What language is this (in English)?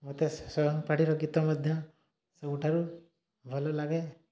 Odia